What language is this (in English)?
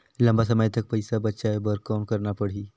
Chhattisgarhi